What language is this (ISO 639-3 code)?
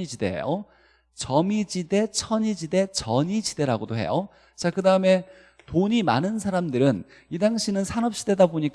kor